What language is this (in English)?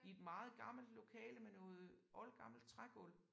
Danish